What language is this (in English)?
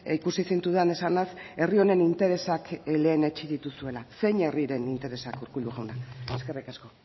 Basque